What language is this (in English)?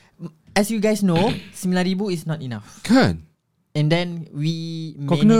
Malay